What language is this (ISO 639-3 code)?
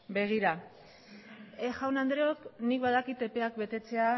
eus